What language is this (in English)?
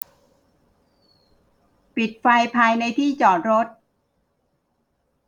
Thai